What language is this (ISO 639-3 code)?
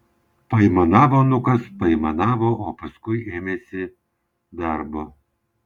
lit